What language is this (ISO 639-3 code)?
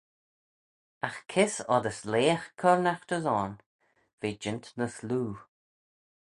glv